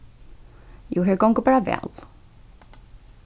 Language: Faroese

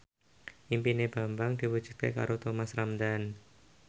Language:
Javanese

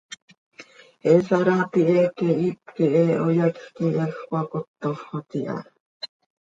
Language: Seri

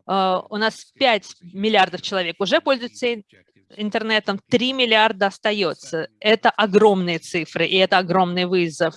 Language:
Russian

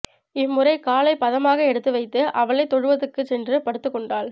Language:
Tamil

